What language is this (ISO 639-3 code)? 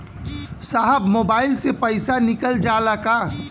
bho